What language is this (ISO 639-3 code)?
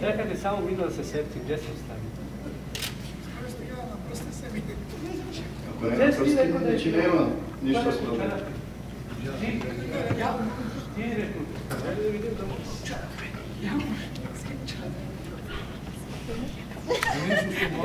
bul